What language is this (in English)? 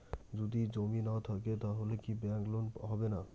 Bangla